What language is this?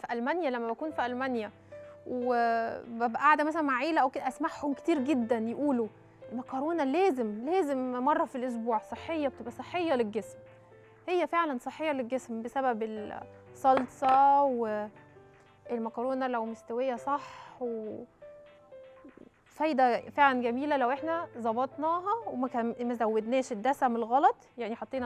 Arabic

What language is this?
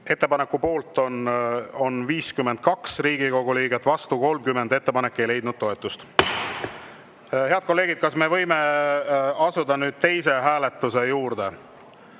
Estonian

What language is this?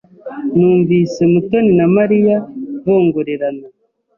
Kinyarwanda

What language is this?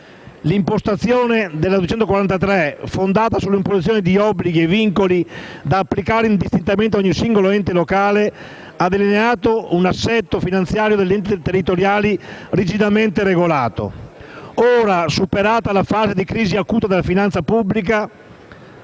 Italian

